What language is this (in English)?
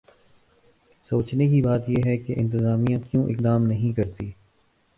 Urdu